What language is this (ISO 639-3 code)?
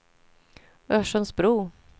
swe